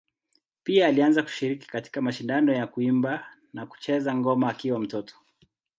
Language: Swahili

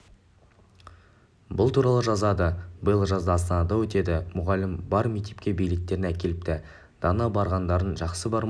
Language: Kazakh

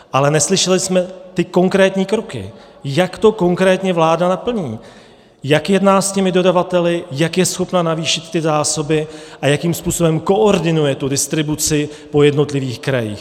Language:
Czech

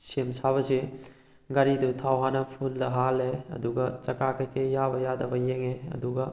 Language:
Manipuri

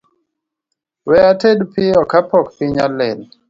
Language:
Luo (Kenya and Tanzania)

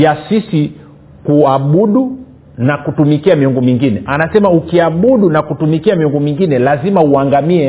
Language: Swahili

